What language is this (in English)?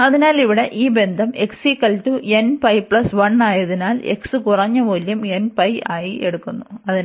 Malayalam